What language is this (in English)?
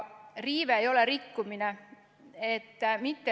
Estonian